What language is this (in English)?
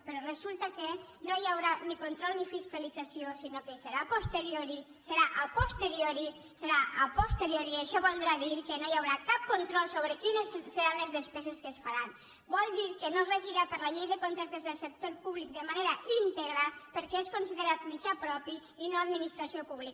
Catalan